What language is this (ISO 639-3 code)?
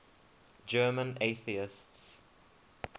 eng